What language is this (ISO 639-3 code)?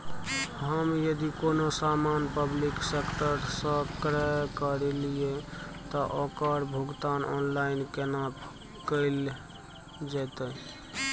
mai